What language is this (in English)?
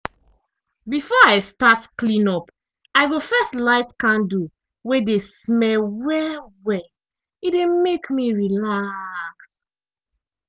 Nigerian Pidgin